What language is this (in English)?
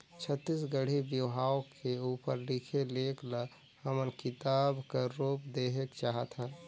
Chhattisgarhi